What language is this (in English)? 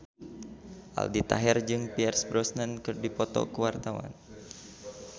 Sundanese